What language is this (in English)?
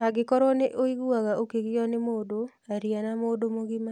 Kikuyu